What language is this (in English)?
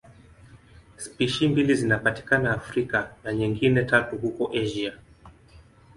Swahili